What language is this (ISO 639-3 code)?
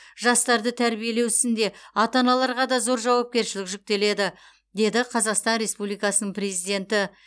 kaz